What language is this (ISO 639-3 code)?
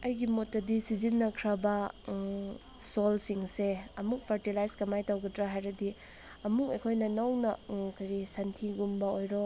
mni